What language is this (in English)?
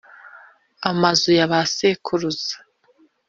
Kinyarwanda